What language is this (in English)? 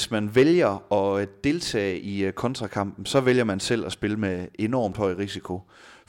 Danish